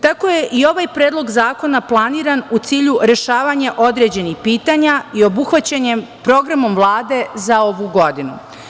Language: Serbian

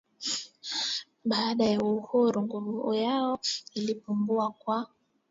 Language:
Swahili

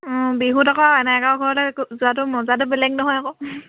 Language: Assamese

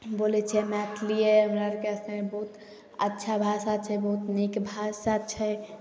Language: Maithili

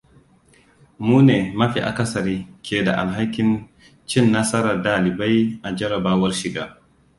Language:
Hausa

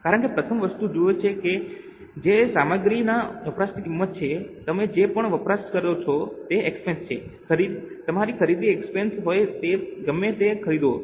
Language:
Gujarati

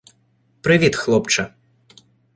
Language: Ukrainian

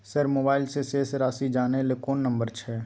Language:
Maithili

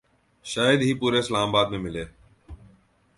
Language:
Urdu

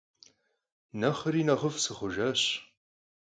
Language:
Kabardian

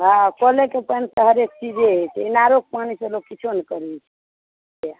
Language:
Maithili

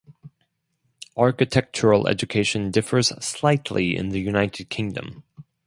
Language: English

